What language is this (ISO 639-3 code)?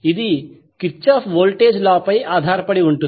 tel